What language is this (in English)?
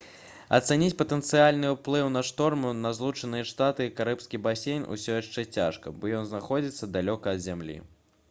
Belarusian